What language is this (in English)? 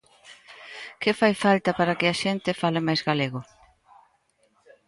Galician